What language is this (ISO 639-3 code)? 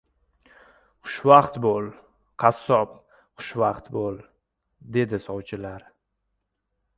uzb